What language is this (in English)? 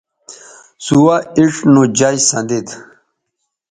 Bateri